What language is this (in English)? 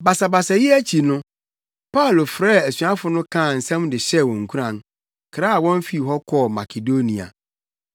Akan